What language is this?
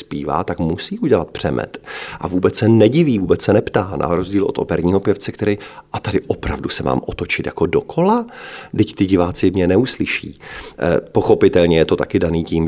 Czech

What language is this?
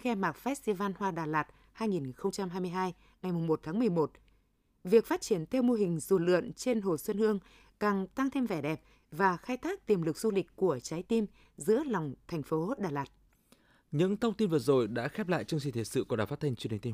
Vietnamese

